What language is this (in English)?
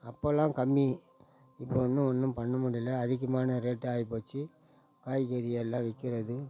Tamil